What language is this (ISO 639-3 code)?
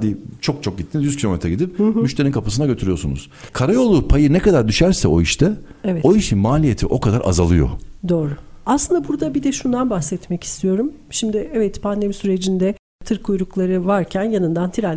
tur